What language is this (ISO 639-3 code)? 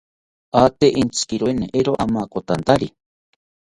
cpy